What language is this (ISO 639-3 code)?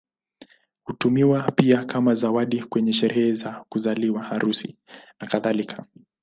swa